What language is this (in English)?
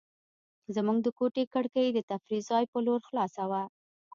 Pashto